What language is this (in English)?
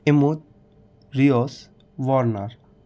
Sindhi